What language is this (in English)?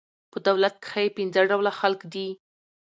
Pashto